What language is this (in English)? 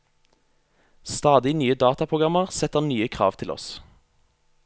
Norwegian